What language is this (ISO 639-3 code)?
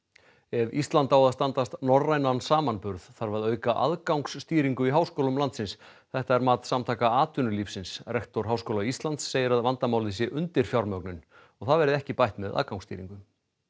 isl